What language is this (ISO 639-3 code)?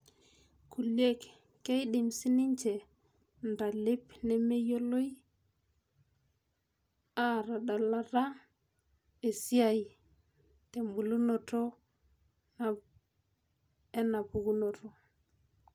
mas